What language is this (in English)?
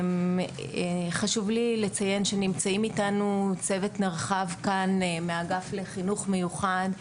Hebrew